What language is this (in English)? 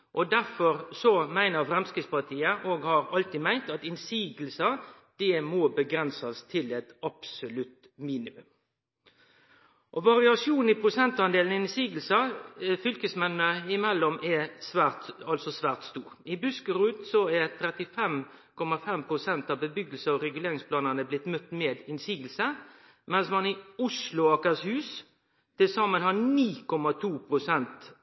Norwegian Nynorsk